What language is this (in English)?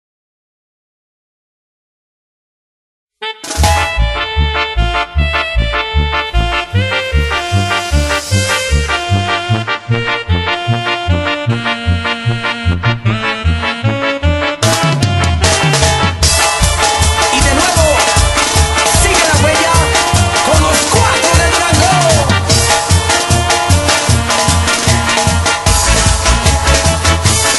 Arabic